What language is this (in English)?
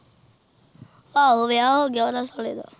Punjabi